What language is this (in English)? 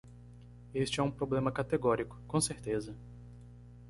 Portuguese